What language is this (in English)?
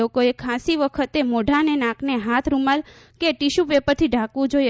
Gujarati